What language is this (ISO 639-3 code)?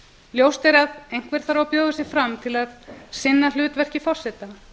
isl